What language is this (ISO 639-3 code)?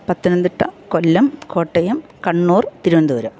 mal